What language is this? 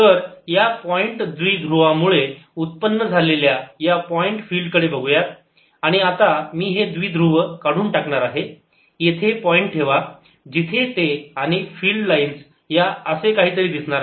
Marathi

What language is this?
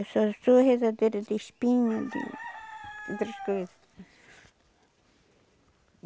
Portuguese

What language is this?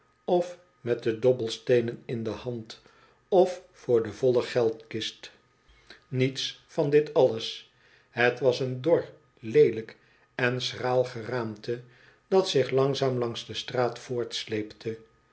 Dutch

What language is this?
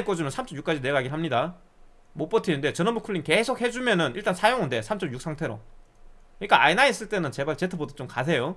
Korean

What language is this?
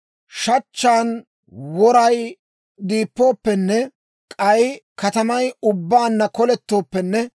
Dawro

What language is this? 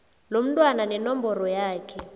South Ndebele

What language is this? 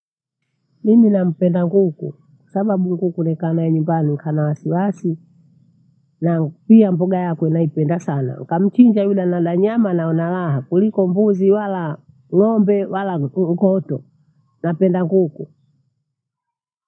Bondei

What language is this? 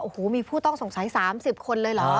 Thai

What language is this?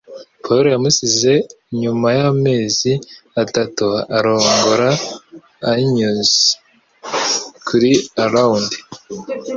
Kinyarwanda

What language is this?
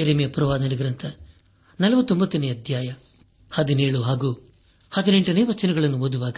Kannada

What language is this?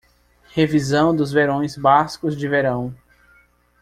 Portuguese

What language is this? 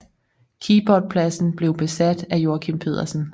Danish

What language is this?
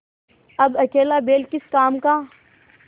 Hindi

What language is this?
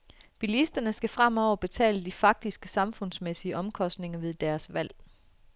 Danish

